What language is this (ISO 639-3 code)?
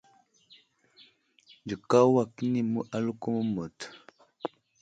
udl